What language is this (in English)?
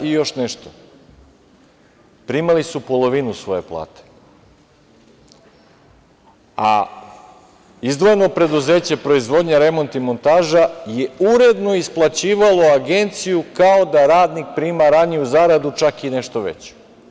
Serbian